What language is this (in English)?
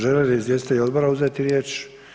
Croatian